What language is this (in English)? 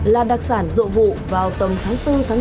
Vietnamese